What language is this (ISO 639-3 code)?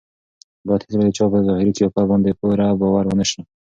pus